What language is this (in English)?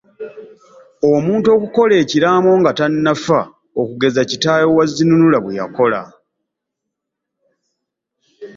Ganda